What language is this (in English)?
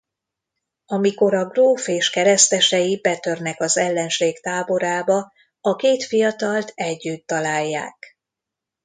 Hungarian